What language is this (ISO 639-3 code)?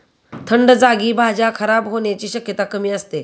mar